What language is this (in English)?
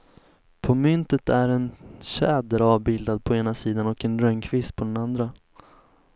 Swedish